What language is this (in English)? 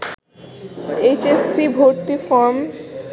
Bangla